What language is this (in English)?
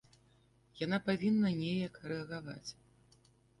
Belarusian